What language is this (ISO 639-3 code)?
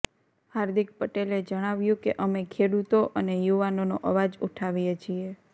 guj